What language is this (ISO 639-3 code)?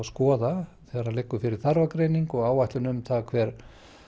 isl